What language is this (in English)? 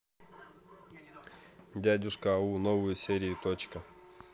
Russian